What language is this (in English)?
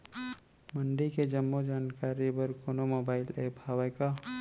Chhattisgarhi